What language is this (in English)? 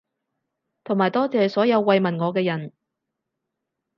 Cantonese